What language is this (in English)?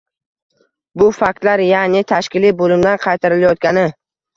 Uzbek